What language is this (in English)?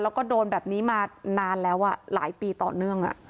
Thai